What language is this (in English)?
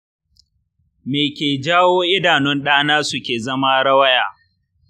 Hausa